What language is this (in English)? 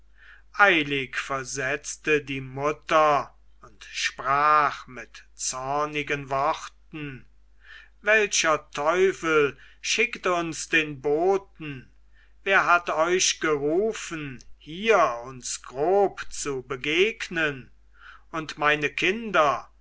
German